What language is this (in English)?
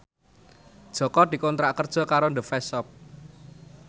Javanese